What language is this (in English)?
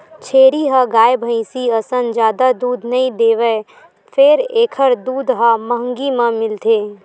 Chhattisgarhi